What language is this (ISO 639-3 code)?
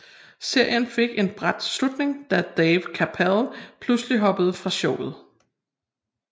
dan